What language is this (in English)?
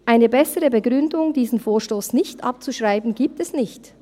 Swiss German